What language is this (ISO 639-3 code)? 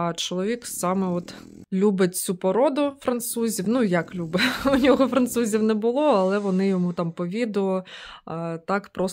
ukr